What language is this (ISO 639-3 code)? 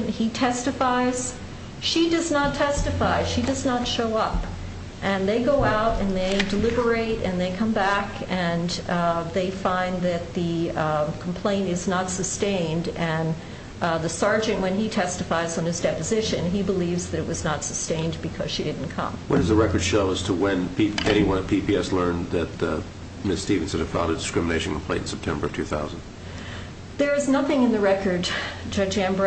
eng